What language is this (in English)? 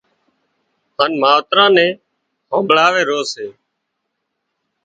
Wadiyara Koli